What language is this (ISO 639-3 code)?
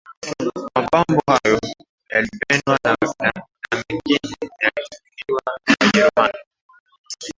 swa